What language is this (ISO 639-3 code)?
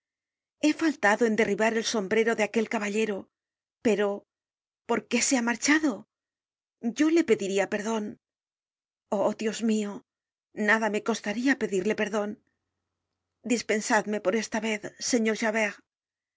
spa